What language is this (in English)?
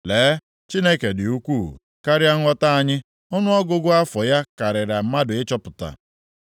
Igbo